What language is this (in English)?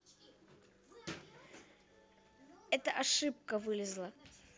Russian